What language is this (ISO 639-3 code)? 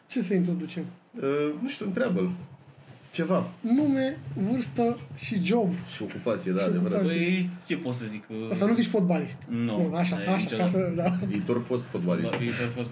ron